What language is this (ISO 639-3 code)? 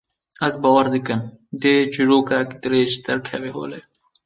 kur